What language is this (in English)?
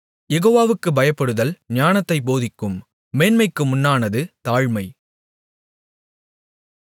Tamil